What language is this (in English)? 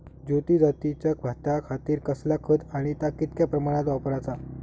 Marathi